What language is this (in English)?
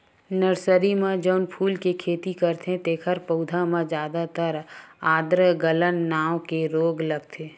Chhattisgarhi